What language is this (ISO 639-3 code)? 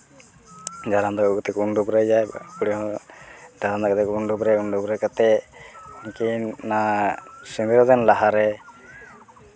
sat